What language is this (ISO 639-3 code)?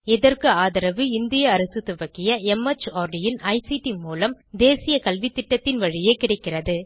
tam